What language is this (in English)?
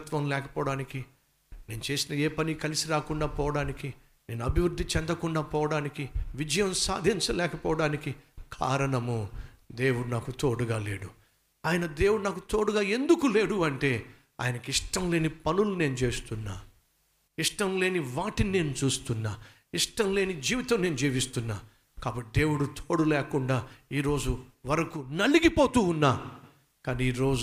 Telugu